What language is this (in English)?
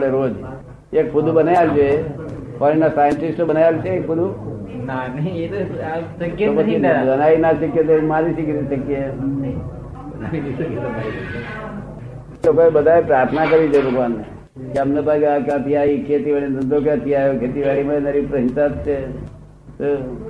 Gujarati